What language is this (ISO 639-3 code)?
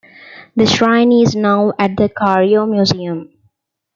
eng